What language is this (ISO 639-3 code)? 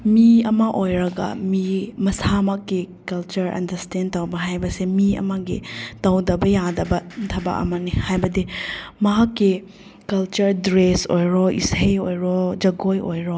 mni